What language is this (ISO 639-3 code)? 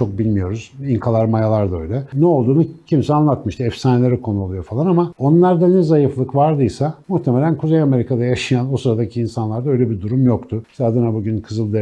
tur